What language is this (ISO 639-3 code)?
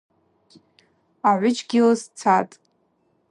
abq